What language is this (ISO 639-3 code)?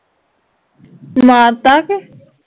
pan